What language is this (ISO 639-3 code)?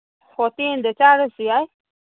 mni